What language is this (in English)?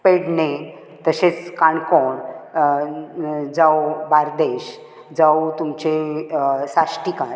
Konkani